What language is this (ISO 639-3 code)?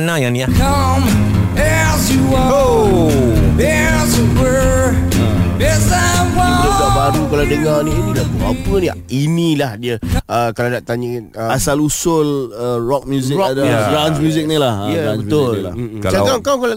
msa